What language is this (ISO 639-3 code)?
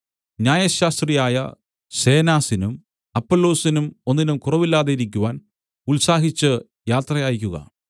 mal